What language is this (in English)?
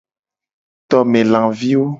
Gen